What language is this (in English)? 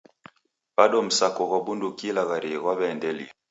Taita